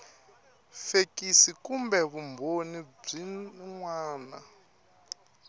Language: Tsonga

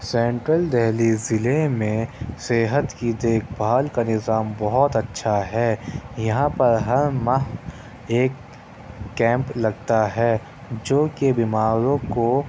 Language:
Urdu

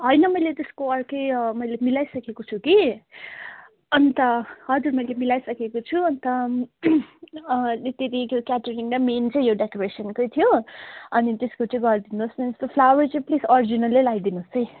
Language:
Nepali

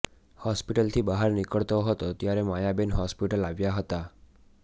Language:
Gujarati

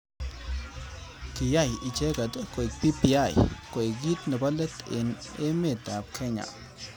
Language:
Kalenjin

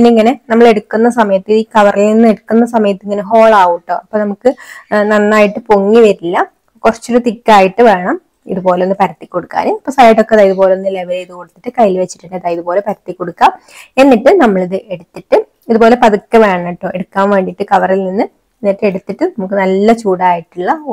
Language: Malayalam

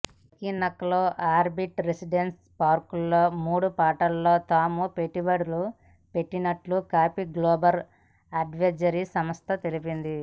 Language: Telugu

